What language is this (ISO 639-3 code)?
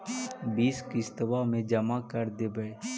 mag